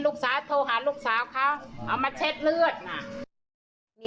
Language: Thai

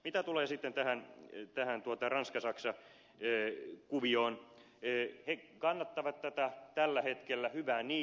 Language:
Finnish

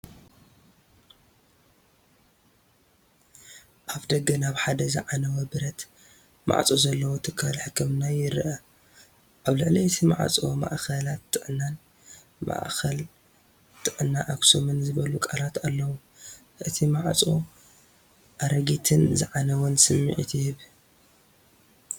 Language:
Tigrinya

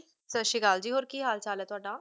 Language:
Punjabi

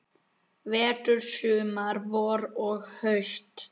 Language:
Icelandic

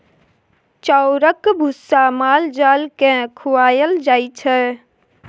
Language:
Maithili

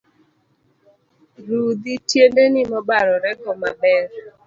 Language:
Luo (Kenya and Tanzania)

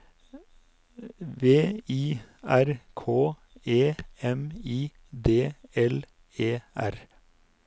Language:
Norwegian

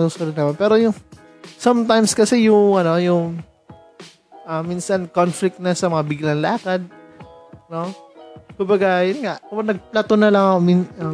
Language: Filipino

